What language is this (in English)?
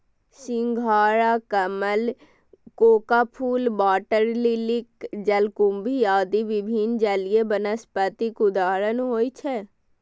Maithili